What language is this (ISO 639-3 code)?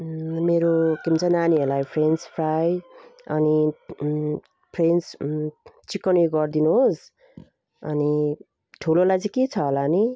nep